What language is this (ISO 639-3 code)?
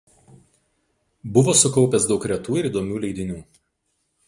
lit